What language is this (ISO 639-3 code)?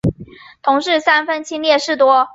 zho